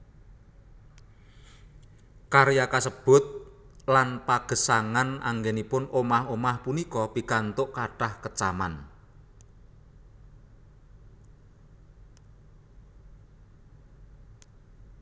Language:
Javanese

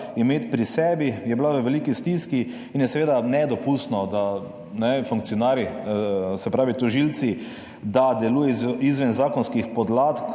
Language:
Slovenian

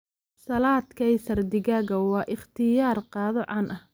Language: Somali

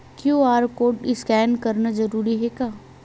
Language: Chhattisgarhi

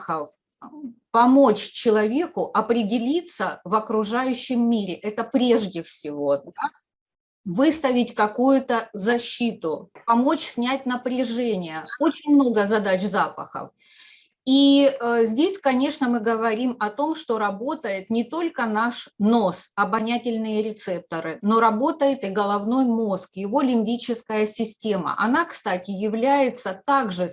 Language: Russian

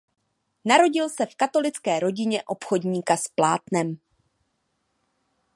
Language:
Czech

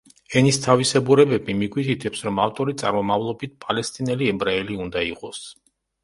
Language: Georgian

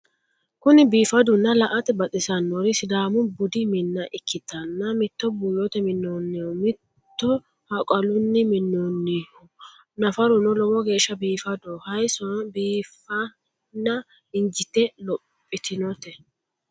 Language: Sidamo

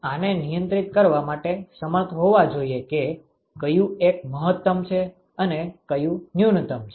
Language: Gujarati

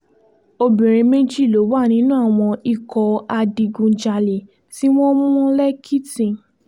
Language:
Yoruba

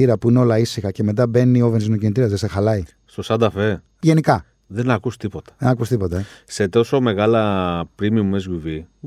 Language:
Greek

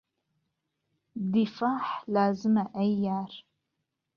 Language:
Central Kurdish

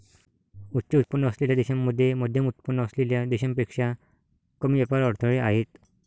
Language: Marathi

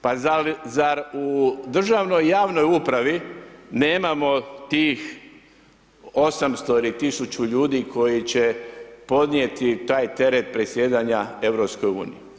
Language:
Croatian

